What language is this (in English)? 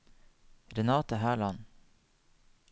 Norwegian